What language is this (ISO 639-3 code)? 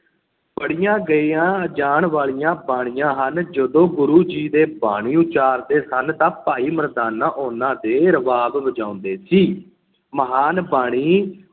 pan